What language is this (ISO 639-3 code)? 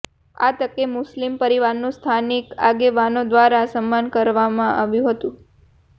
guj